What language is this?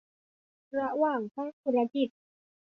Thai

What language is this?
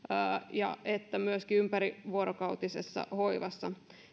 Finnish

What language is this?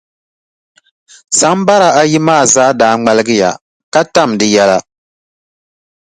Dagbani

